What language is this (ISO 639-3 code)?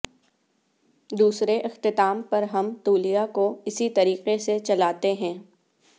urd